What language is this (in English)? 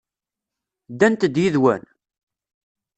Kabyle